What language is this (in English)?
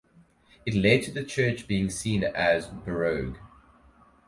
English